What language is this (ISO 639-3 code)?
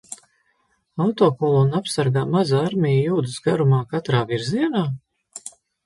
lav